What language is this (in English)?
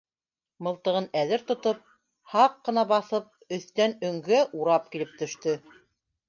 Bashkir